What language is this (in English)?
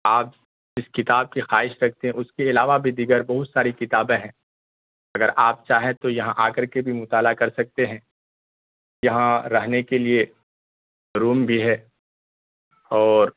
Urdu